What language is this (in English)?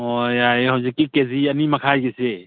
Manipuri